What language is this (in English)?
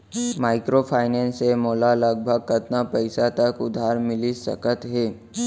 Chhattisgarhi